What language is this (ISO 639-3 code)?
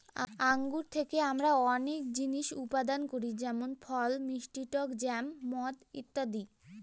ben